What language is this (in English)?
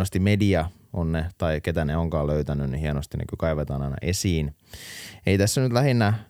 Finnish